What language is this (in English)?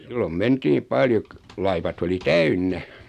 Finnish